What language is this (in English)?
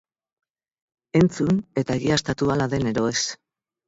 Basque